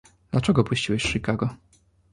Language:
Polish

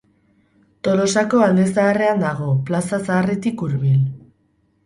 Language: Basque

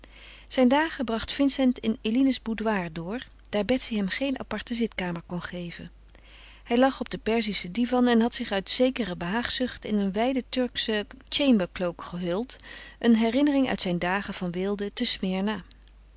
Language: Dutch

